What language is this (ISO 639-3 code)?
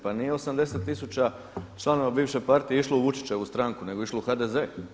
hrv